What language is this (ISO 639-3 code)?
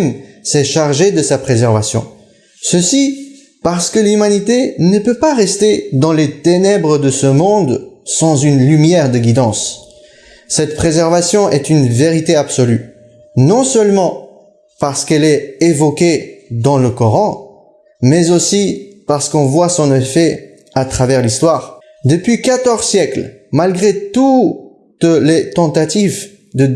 fra